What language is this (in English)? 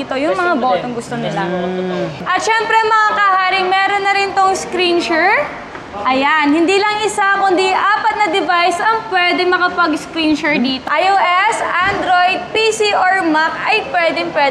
Filipino